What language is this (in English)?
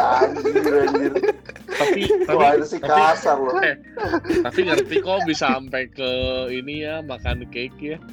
Indonesian